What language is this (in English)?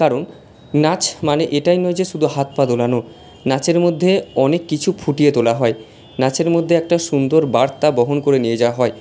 Bangla